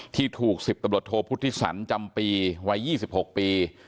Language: Thai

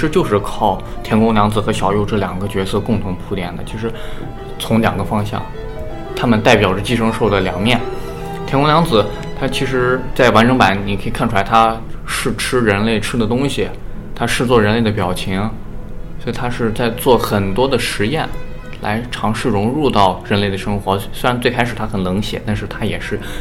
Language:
Chinese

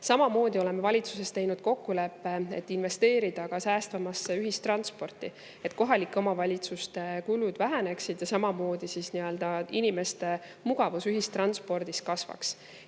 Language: Estonian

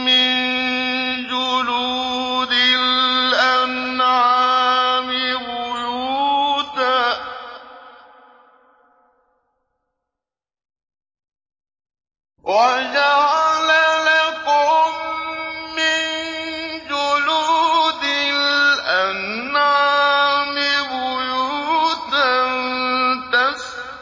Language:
Arabic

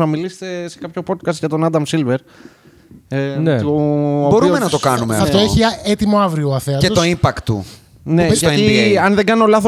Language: Greek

